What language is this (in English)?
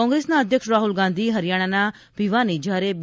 Gujarati